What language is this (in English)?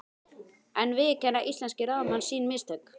Icelandic